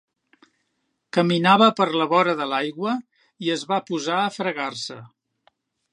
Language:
Catalan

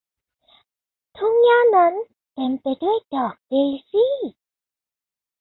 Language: Thai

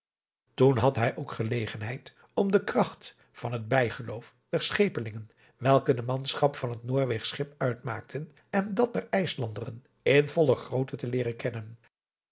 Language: Dutch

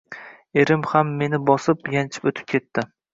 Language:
Uzbek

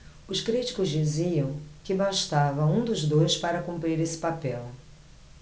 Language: Portuguese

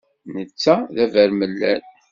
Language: Kabyle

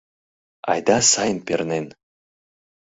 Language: Mari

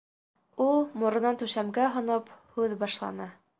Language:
Bashkir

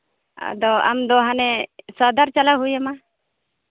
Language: Santali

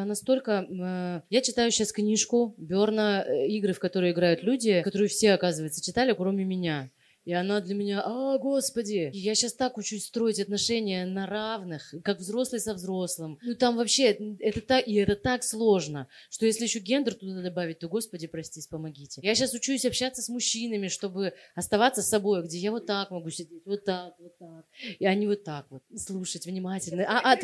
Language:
Russian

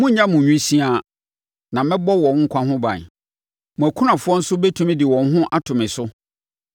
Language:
Akan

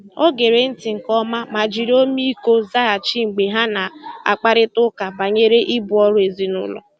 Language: Igbo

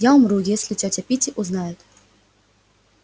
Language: Russian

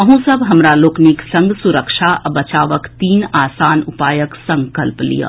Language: Maithili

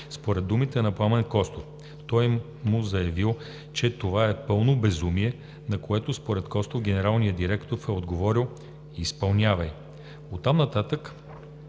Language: Bulgarian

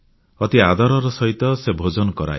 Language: Odia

